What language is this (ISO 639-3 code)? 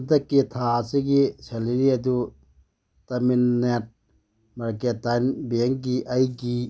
mni